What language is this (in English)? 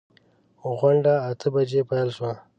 Pashto